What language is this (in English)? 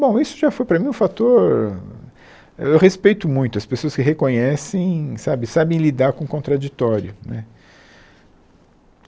Portuguese